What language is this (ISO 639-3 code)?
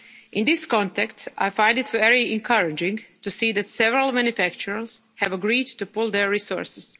eng